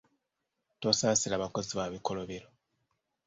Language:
Ganda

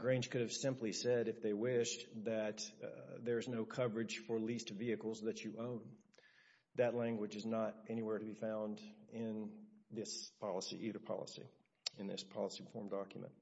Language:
English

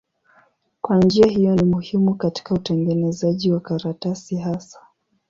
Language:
Swahili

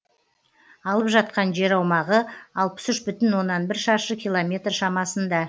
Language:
Kazakh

